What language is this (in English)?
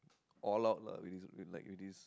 English